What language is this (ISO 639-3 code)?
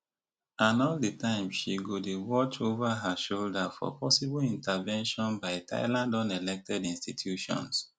pcm